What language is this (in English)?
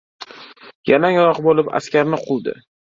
Uzbek